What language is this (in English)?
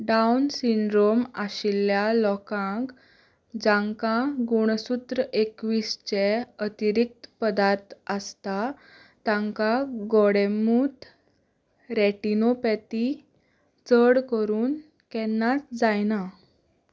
Konkani